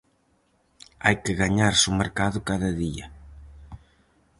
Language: Galician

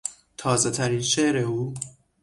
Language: Persian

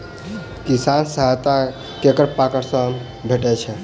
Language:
Maithili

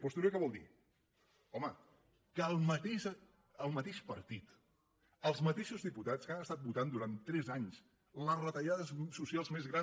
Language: Catalan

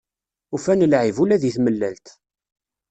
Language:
Kabyle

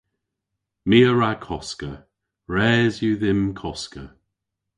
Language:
Cornish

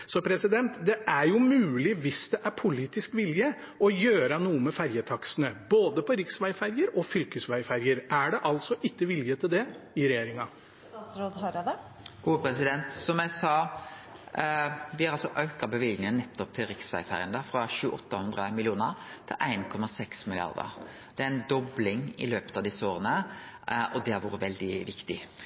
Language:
Norwegian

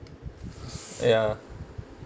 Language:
English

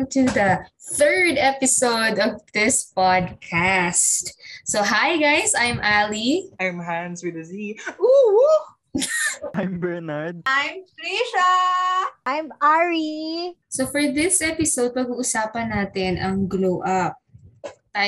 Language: Filipino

